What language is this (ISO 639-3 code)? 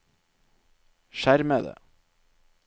nor